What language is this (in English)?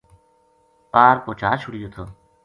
Gujari